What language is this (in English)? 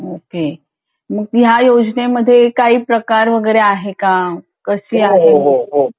Marathi